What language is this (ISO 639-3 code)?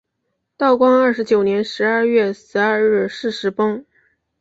zho